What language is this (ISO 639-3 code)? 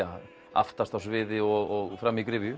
isl